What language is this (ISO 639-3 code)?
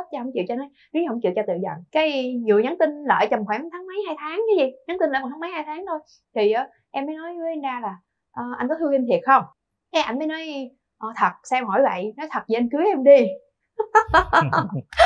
vie